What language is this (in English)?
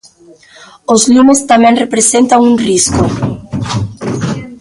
Galician